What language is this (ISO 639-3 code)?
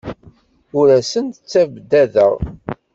kab